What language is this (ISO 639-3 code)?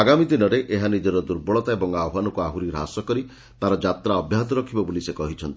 ori